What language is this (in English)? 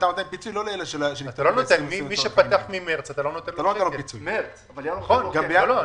Hebrew